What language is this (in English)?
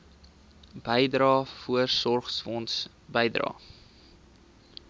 Afrikaans